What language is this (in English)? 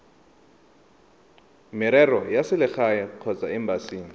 Tswana